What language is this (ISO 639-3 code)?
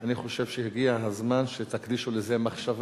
heb